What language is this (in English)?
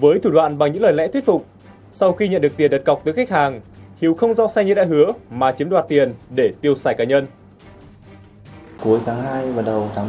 Vietnamese